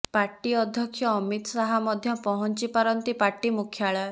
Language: Odia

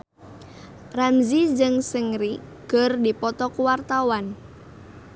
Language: Sundanese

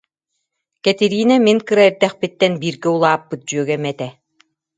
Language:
Yakut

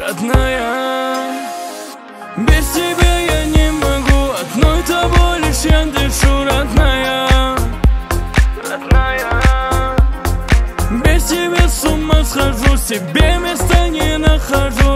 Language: Turkish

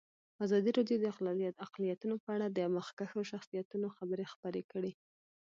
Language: Pashto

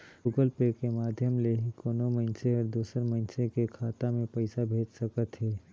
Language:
Chhattisgarhi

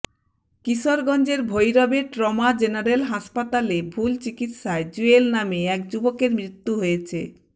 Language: Bangla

